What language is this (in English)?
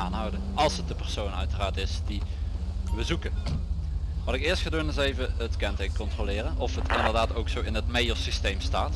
Dutch